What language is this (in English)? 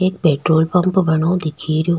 Rajasthani